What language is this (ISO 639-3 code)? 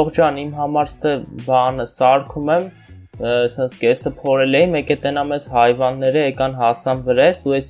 tur